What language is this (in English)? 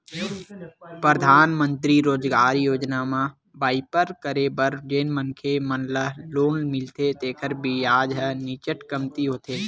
Chhattisgarhi